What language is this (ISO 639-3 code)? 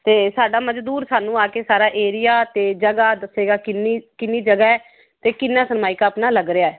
pan